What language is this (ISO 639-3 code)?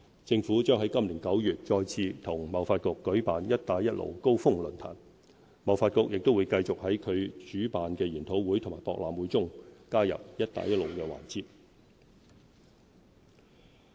yue